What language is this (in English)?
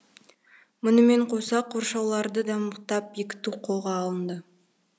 Kazakh